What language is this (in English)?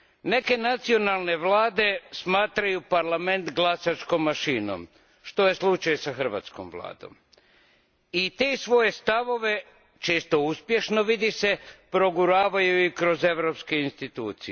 Croatian